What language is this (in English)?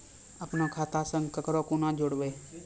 Maithili